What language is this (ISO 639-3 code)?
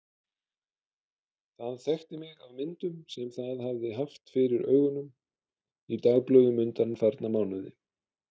isl